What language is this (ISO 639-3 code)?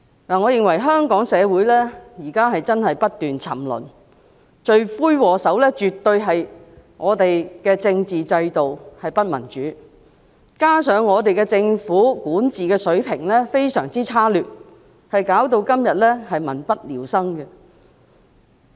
yue